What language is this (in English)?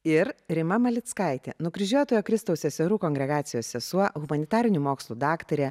Lithuanian